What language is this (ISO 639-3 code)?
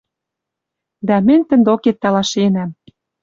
mrj